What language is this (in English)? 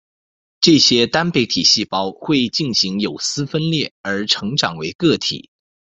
Chinese